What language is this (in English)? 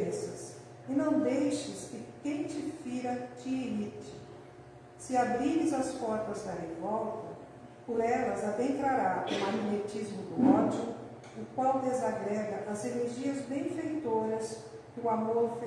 Portuguese